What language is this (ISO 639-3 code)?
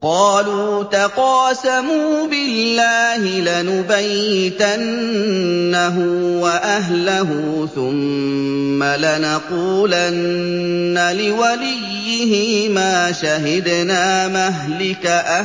ara